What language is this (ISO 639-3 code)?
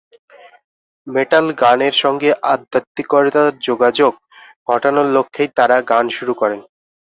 ben